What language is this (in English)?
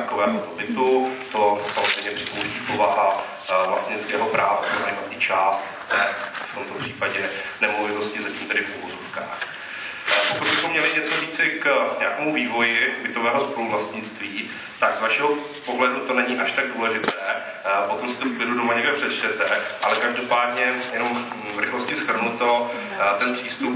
Czech